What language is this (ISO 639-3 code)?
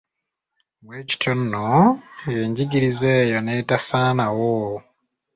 lug